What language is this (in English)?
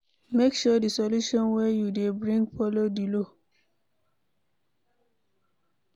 Nigerian Pidgin